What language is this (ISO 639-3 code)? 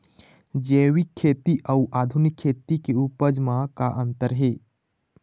hne